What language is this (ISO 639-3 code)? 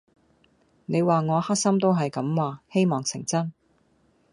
yue